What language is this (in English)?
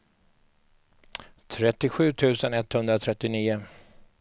Swedish